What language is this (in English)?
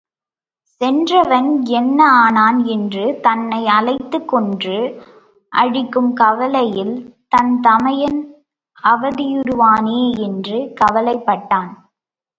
Tamil